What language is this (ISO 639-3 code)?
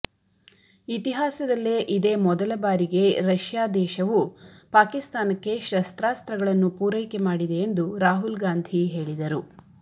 kan